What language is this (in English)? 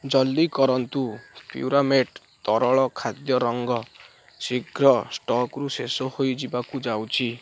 Odia